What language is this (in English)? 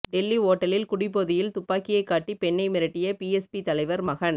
Tamil